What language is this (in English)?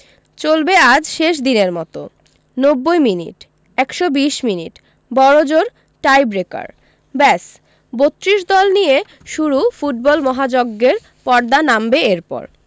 Bangla